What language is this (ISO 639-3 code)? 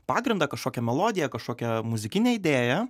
lit